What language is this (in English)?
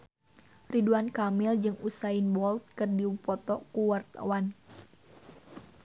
Sundanese